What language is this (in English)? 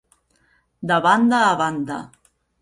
Catalan